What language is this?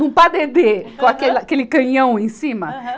Portuguese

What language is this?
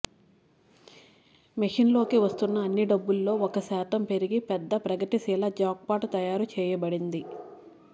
Telugu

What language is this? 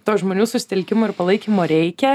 Lithuanian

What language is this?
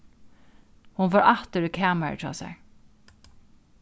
Faroese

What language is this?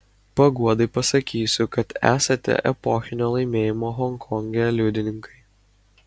Lithuanian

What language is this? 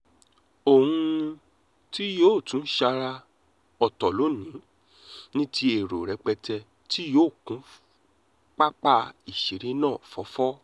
Yoruba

